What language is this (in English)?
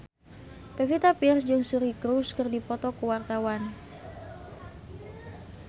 Sundanese